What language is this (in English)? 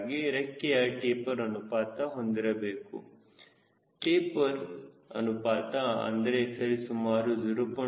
Kannada